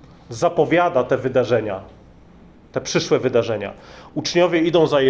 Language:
Polish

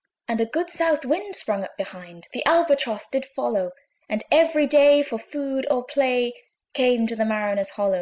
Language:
English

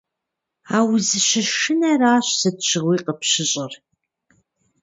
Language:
Kabardian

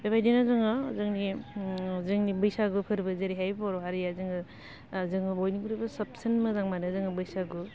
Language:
Bodo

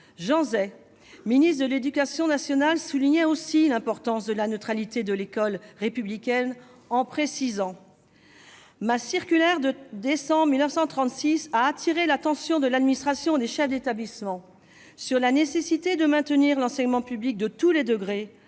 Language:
French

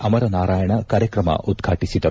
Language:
Kannada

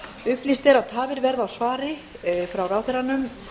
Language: Icelandic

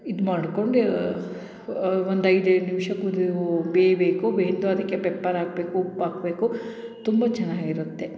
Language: Kannada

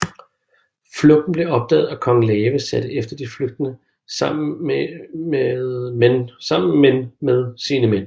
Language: Danish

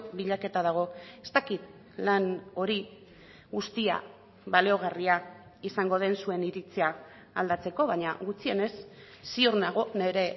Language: Basque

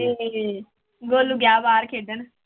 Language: Punjabi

